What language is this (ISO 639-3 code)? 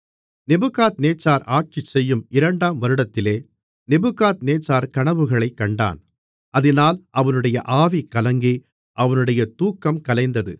tam